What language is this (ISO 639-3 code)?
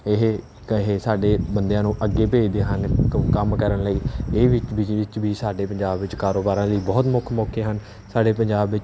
pan